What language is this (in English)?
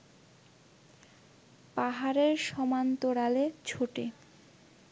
Bangla